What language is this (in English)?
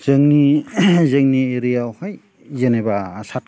Bodo